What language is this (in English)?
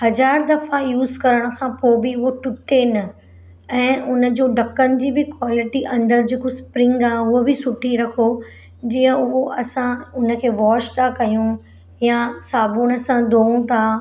Sindhi